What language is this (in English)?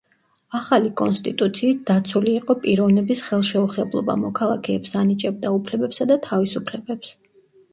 Georgian